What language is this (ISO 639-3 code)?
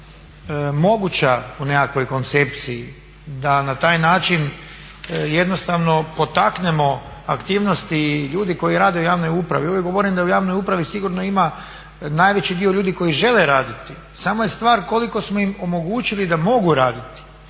hrv